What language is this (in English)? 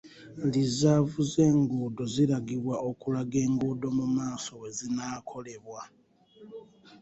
Ganda